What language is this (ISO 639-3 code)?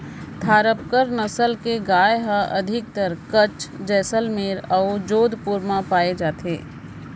hne